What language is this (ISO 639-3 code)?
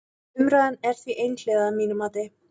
isl